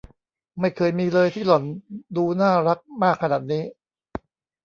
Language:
Thai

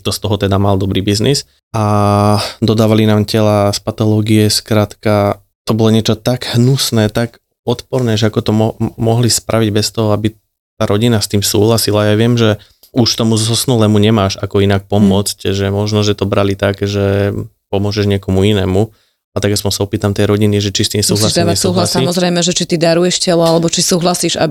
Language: Slovak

